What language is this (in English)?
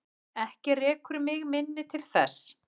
Icelandic